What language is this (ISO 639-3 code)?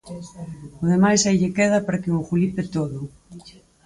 glg